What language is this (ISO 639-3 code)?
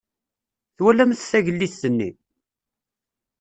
kab